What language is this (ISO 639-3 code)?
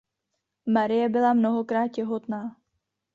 ces